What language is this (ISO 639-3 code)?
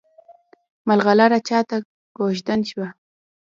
pus